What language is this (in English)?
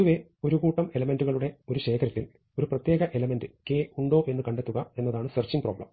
Malayalam